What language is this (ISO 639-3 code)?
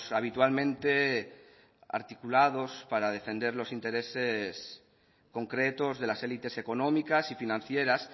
spa